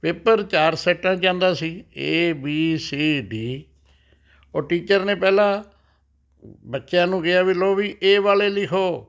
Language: Punjabi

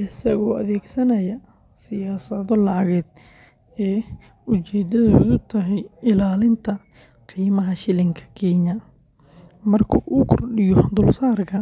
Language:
Somali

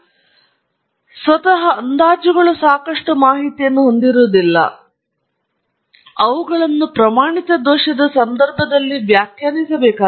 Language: Kannada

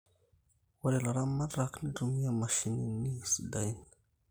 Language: Masai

